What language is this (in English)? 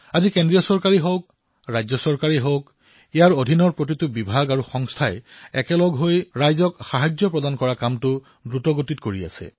Assamese